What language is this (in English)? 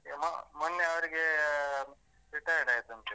Kannada